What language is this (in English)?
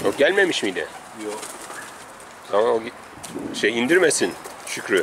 Turkish